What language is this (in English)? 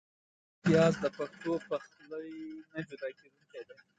Pashto